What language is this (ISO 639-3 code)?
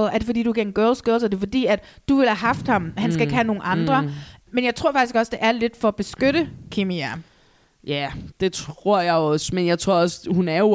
dan